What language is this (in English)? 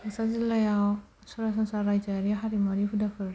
Bodo